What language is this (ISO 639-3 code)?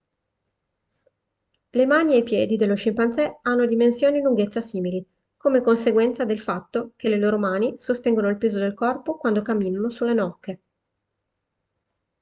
ita